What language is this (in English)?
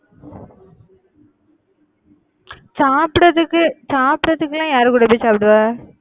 Tamil